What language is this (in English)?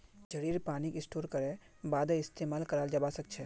Magahi